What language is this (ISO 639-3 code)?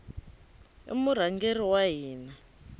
tso